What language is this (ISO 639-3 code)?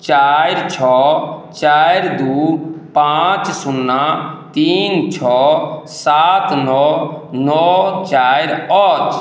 mai